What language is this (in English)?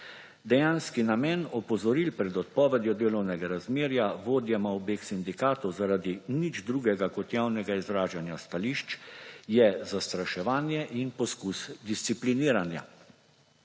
Slovenian